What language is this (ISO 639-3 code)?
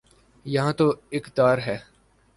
urd